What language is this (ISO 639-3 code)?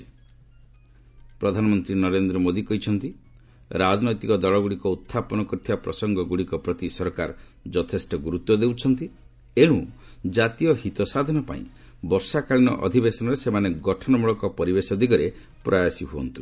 ori